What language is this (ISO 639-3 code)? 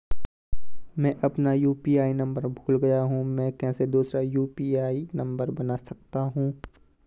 hin